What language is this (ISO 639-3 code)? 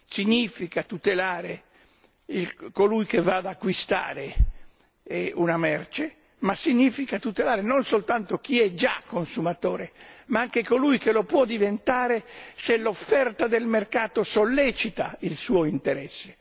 ita